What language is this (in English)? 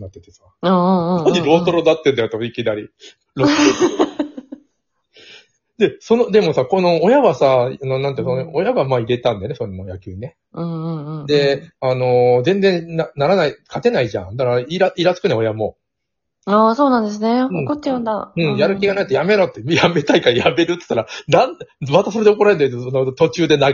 Japanese